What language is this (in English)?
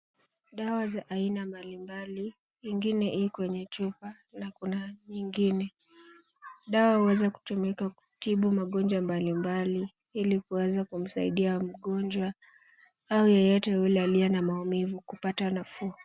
Swahili